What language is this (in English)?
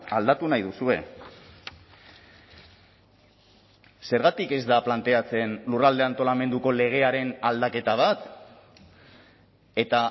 Basque